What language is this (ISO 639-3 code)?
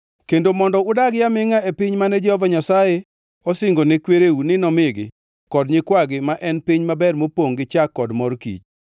luo